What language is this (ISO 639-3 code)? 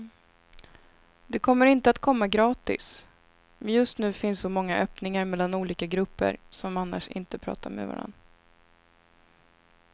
swe